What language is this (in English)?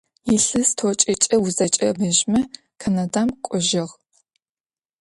Adyghe